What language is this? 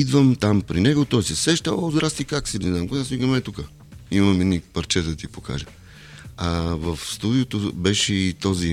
Bulgarian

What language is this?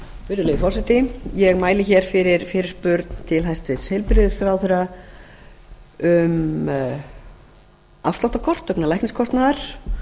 Icelandic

